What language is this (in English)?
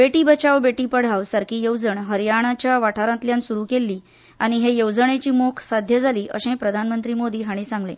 Konkani